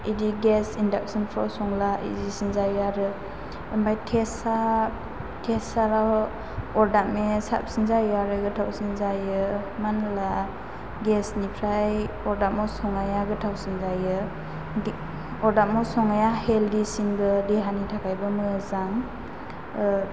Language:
Bodo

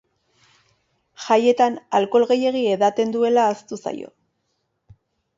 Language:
Basque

